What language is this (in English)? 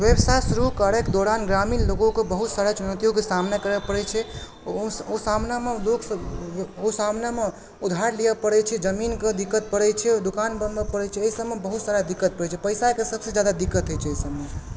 Maithili